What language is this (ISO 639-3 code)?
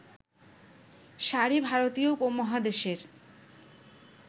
ben